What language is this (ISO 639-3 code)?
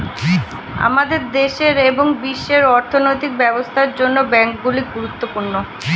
ben